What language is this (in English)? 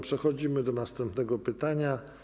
Polish